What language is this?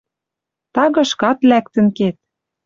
Western Mari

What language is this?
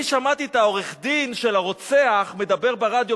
Hebrew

